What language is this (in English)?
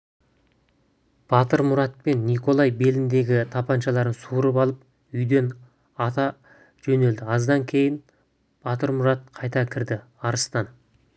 Kazakh